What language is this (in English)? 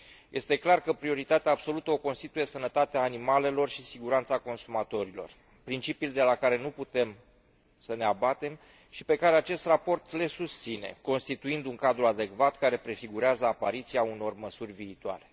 Romanian